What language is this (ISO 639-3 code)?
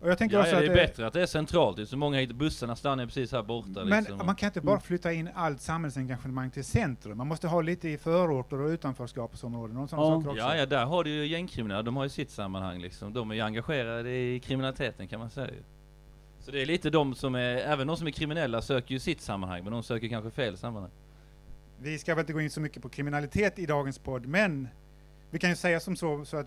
swe